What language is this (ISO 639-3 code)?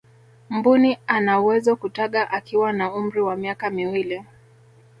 swa